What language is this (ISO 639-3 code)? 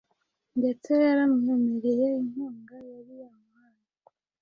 kin